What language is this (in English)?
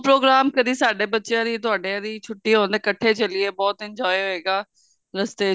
Punjabi